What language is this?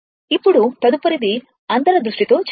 Telugu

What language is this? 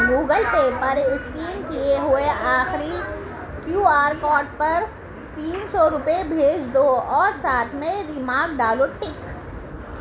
Urdu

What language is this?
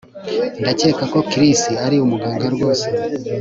Kinyarwanda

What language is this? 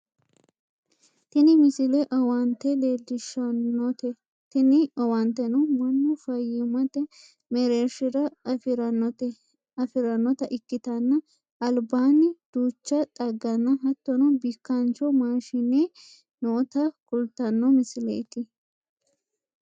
Sidamo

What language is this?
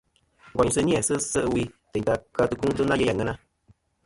Kom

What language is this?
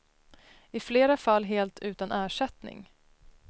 Swedish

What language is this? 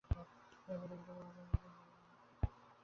Bangla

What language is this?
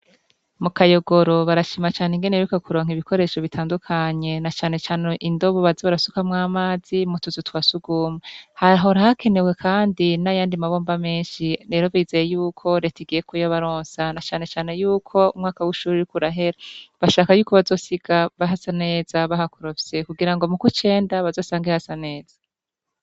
Rundi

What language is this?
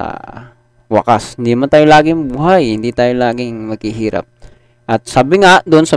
Filipino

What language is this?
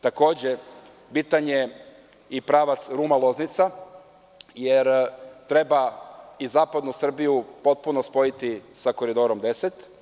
Serbian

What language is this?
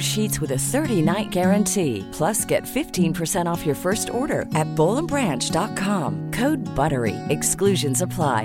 Urdu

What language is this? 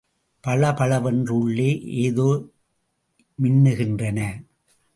Tamil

